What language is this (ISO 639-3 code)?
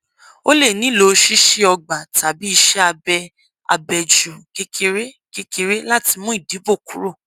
yor